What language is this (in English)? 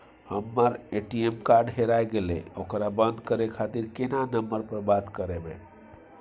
Maithili